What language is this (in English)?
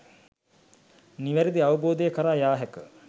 Sinhala